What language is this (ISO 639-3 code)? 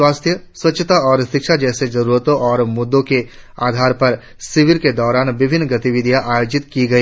hin